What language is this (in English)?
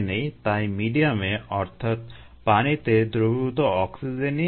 Bangla